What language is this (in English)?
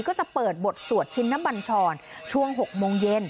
Thai